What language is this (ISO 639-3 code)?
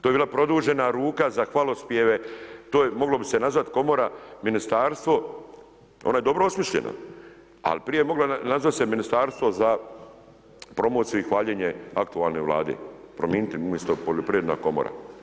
hrv